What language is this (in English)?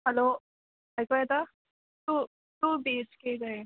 Konkani